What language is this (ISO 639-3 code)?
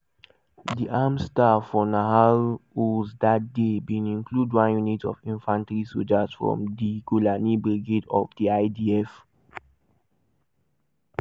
pcm